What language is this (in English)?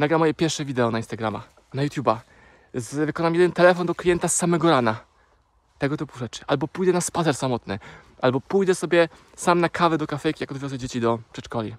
Polish